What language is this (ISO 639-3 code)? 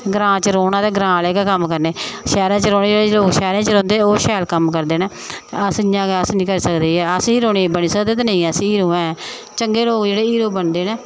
doi